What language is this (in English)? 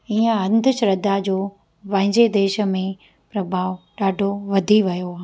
Sindhi